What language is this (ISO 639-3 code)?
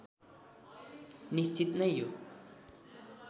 nep